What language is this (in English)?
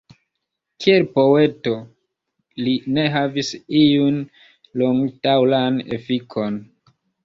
Esperanto